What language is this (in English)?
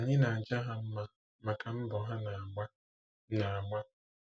Igbo